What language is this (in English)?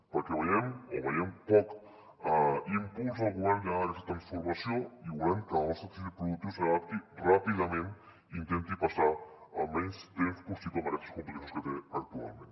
Catalan